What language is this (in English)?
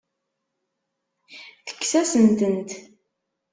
Kabyle